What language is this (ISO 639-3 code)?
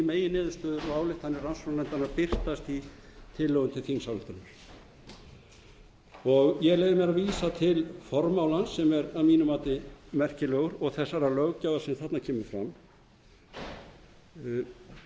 isl